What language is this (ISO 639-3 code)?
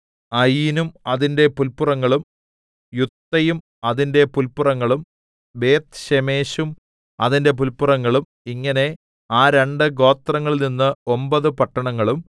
mal